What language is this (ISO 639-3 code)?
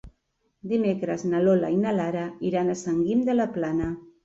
cat